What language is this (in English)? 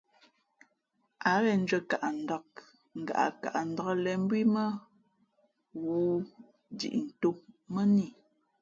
Fe'fe'